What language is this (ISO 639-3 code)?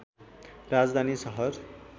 nep